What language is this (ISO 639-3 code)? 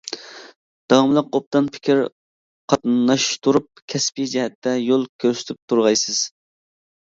uig